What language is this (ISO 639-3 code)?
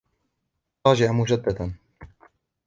ara